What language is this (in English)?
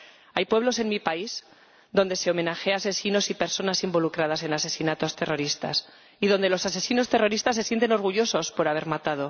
Spanish